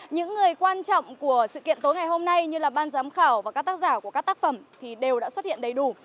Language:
Vietnamese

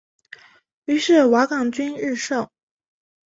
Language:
Chinese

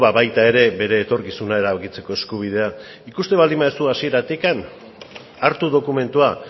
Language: Basque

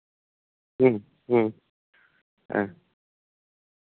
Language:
Santali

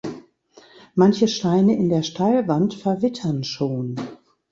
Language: German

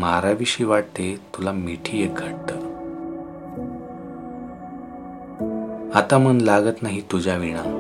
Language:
Marathi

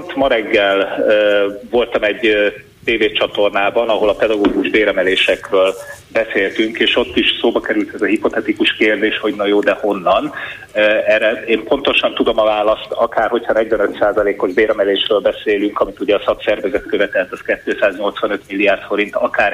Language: Hungarian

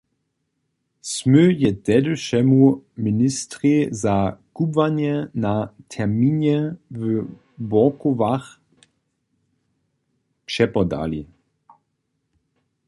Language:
Upper Sorbian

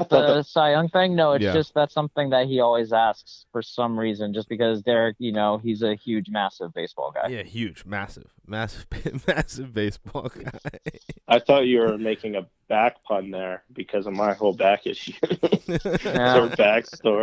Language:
English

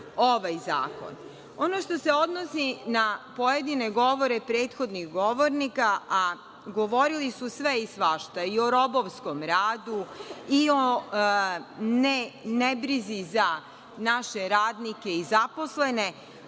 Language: Serbian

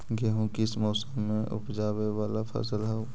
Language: Magahi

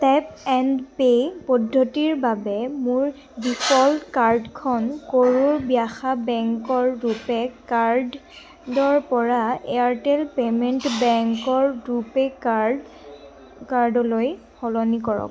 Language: Assamese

